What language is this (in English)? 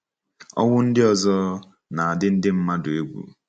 Igbo